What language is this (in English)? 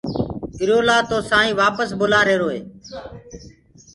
Gurgula